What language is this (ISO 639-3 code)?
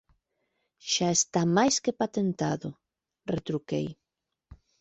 glg